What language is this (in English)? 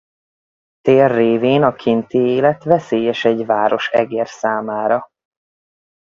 Hungarian